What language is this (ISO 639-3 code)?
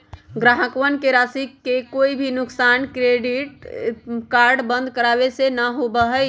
mag